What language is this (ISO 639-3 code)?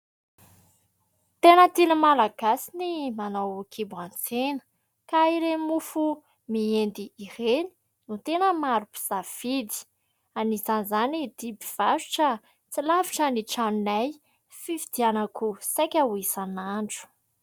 mlg